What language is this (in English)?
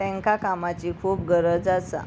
Konkani